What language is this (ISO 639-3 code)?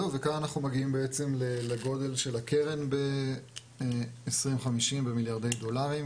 heb